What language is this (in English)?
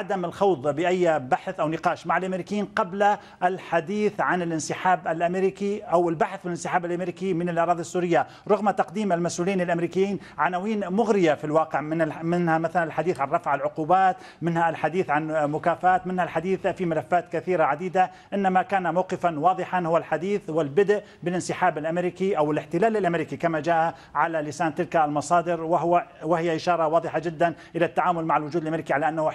Arabic